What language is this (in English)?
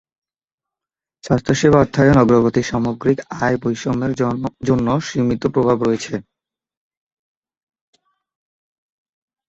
Bangla